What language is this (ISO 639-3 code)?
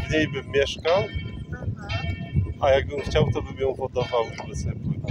pol